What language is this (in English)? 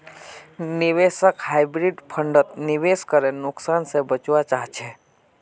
Magahi